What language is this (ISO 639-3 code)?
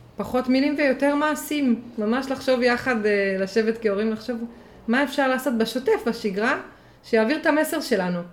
heb